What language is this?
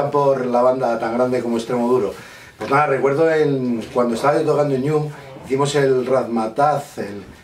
Spanish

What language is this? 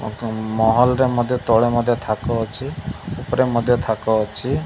Odia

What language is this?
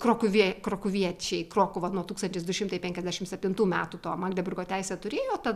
Lithuanian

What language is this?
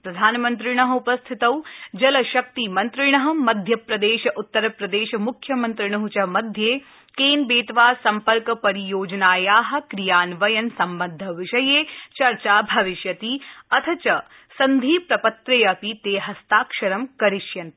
Sanskrit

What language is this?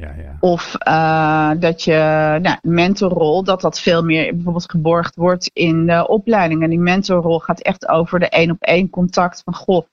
Dutch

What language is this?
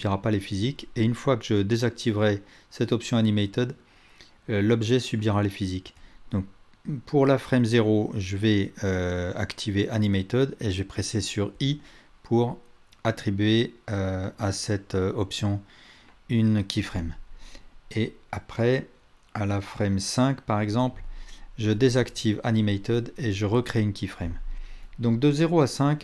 French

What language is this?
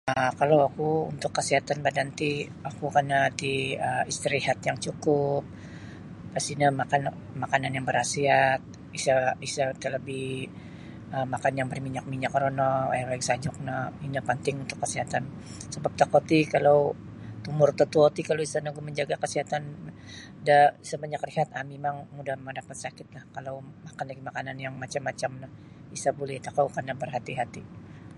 Sabah Bisaya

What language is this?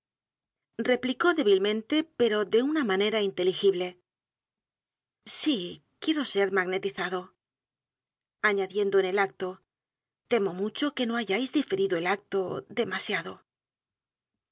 Spanish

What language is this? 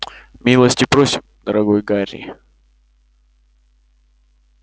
Russian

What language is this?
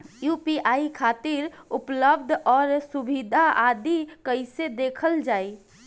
Bhojpuri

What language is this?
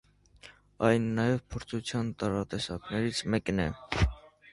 Armenian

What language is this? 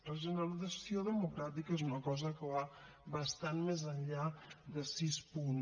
Catalan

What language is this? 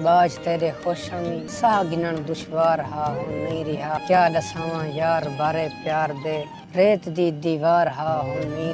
Urdu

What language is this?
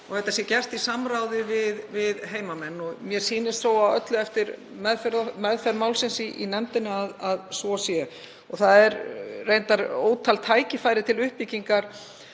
Icelandic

